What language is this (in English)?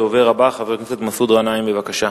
Hebrew